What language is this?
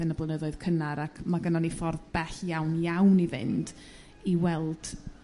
Welsh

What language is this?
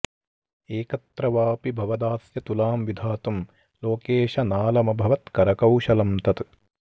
Sanskrit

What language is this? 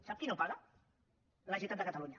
Catalan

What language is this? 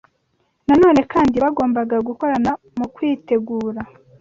Kinyarwanda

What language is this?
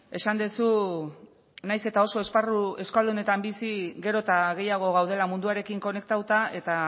Basque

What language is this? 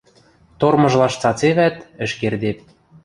Western Mari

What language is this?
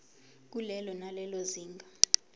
Zulu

